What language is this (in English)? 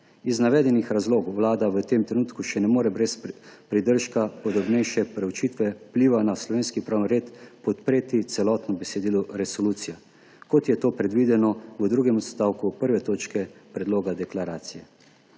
Slovenian